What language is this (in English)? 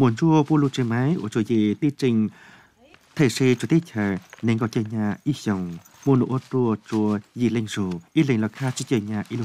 Vietnamese